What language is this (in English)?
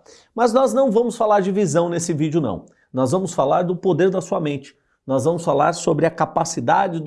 Portuguese